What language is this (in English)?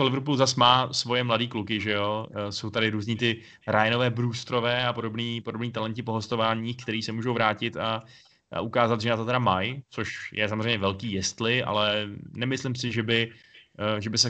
Czech